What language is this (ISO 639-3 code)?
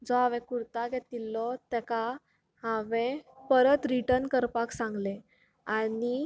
kok